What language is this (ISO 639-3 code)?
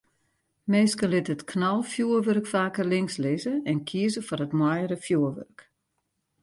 fry